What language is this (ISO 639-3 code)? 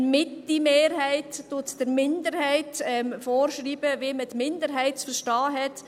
gsw